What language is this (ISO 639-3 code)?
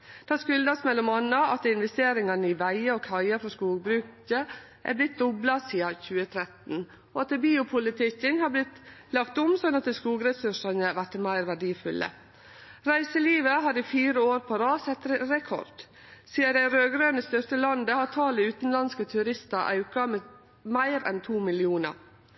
nno